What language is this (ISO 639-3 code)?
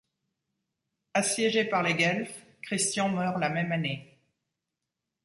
fra